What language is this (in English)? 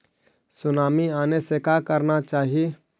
Magahi